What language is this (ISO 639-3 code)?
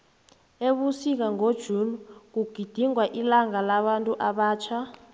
nbl